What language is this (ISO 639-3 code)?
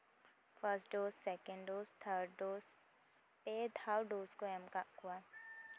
sat